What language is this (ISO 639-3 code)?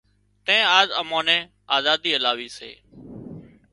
kxp